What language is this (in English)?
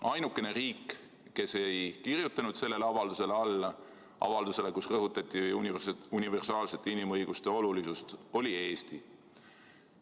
Estonian